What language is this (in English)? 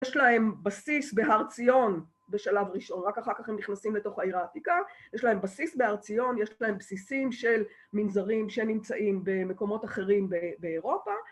Hebrew